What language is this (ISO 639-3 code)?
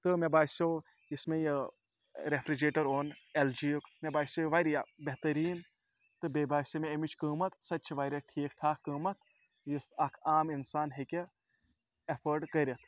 kas